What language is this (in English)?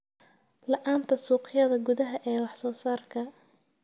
Somali